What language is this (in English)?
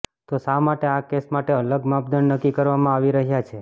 Gujarati